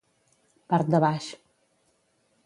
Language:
Catalan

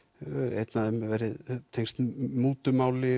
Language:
Icelandic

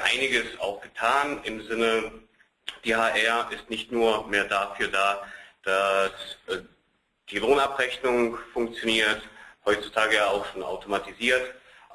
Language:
German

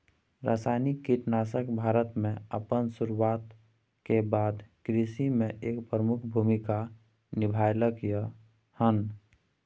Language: Maithili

